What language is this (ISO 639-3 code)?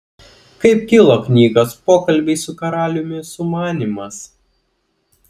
lit